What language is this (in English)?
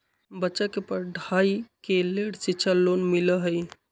Magahi